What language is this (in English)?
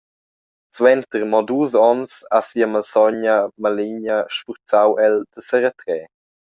Romansh